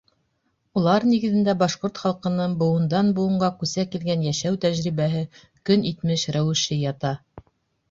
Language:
Bashkir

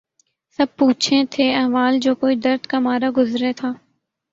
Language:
Urdu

